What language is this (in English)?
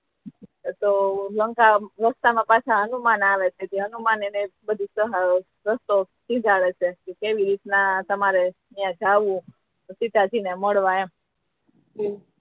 Gujarati